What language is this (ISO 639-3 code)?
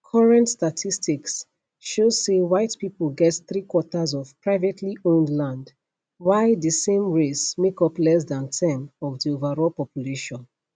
pcm